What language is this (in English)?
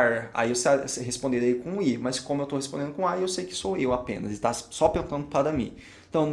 Portuguese